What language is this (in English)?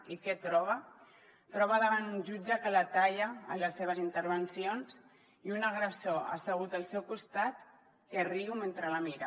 Catalan